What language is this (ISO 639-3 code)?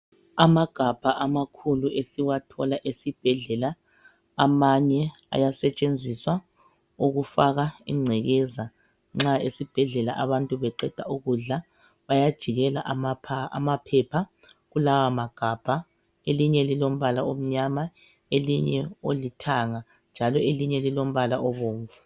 nde